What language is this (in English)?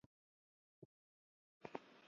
Chinese